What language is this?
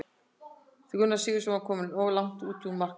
Icelandic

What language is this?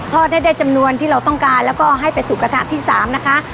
Thai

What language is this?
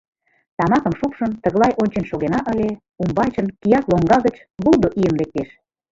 Mari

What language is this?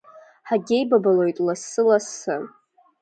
Abkhazian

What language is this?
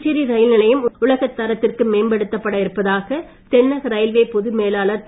Tamil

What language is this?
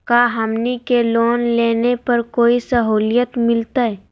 Magahi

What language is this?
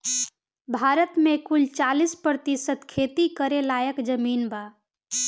Bhojpuri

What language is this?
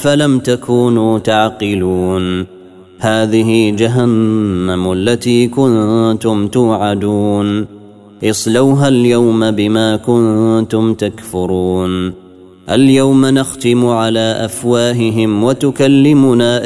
Arabic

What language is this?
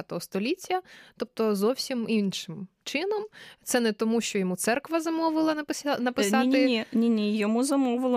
Ukrainian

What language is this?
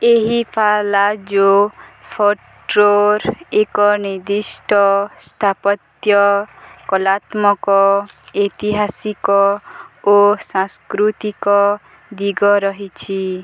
Odia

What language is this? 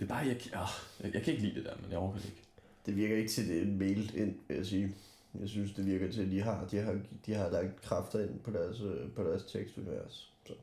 Danish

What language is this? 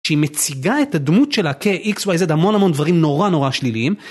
Hebrew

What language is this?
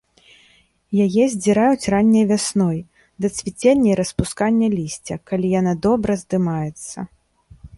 Belarusian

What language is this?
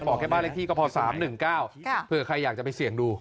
Thai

